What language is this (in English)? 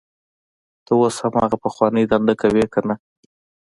Pashto